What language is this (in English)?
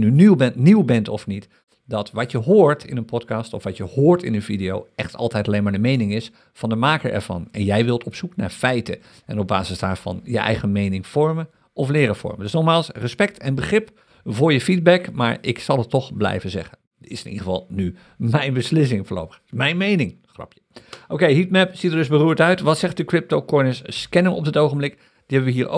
Dutch